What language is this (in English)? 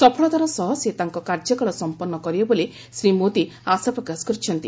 Odia